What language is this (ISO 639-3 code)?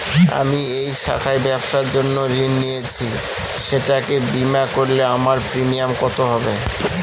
ben